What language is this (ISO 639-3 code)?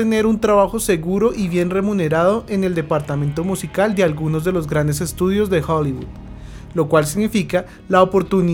spa